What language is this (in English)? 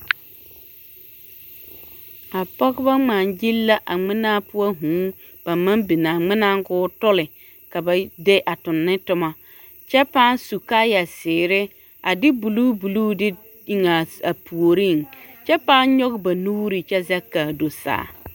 Southern Dagaare